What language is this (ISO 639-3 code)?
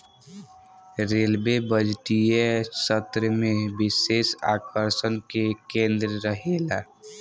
bho